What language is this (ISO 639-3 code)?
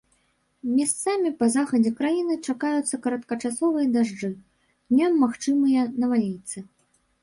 bel